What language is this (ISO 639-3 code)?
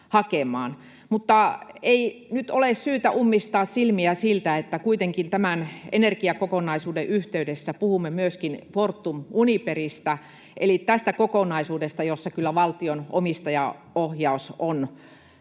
fin